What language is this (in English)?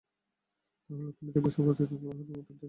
Bangla